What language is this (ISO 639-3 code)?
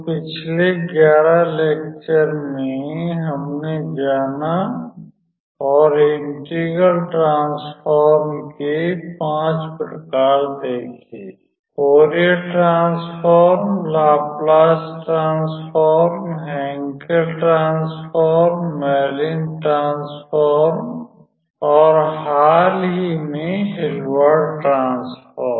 hin